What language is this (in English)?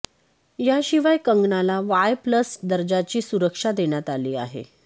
Marathi